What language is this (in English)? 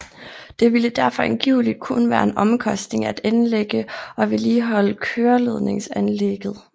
Danish